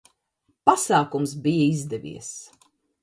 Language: Latvian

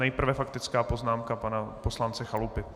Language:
Czech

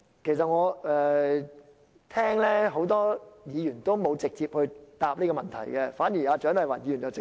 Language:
Cantonese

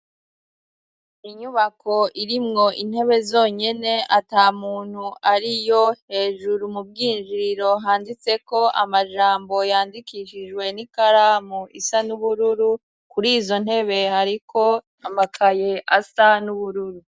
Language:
Rundi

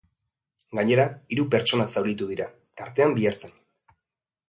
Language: Basque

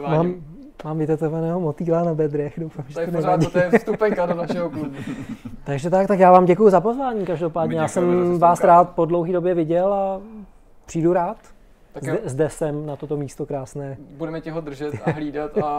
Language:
Czech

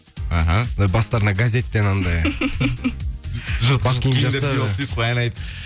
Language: Kazakh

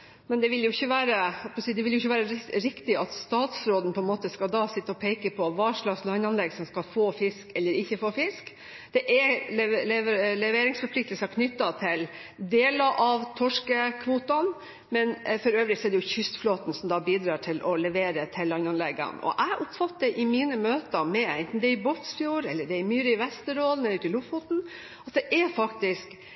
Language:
Norwegian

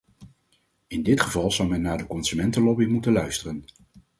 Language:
Dutch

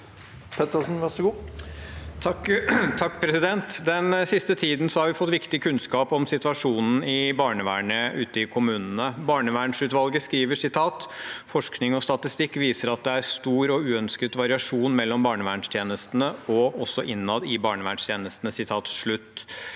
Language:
Norwegian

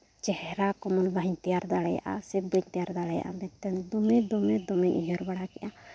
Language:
Santali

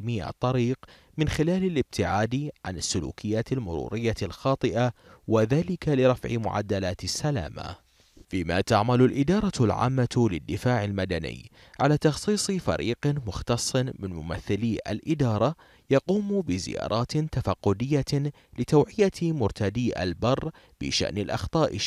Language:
Arabic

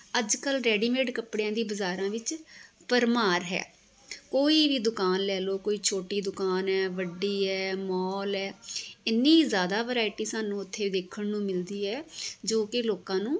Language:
Punjabi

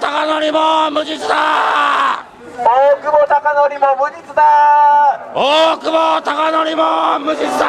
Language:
Japanese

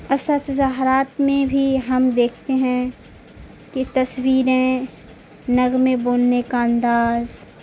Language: Urdu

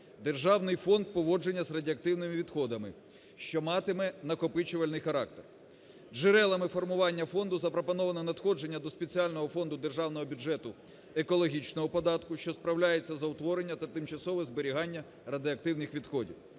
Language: Ukrainian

